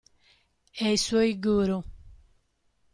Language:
Italian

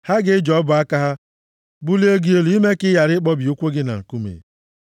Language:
Igbo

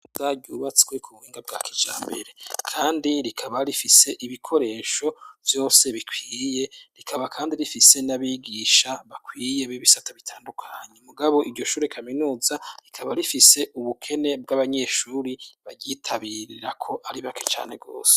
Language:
Rundi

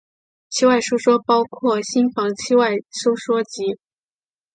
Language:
Chinese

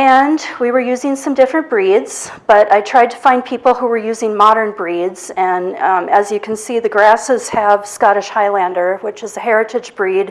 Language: English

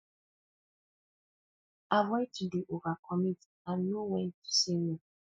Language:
Nigerian Pidgin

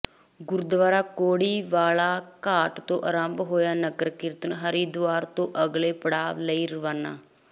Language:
Punjabi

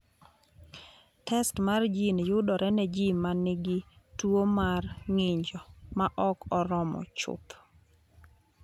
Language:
Luo (Kenya and Tanzania)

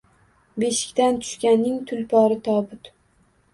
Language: Uzbek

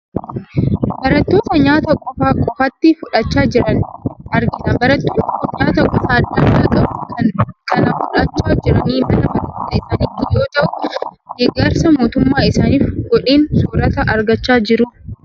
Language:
Oromo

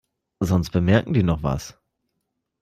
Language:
German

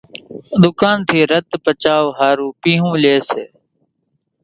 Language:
Kachi Koli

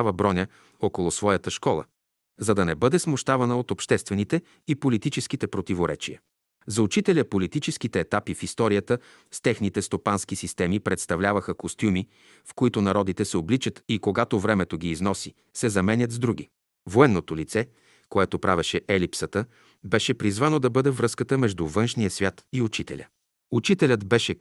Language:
Bulgarian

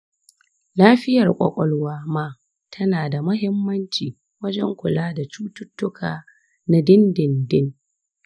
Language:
Hausa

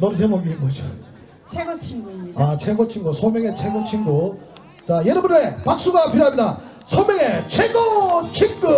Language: Korean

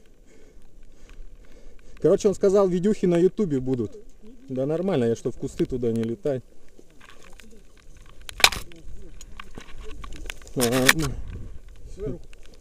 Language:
Russian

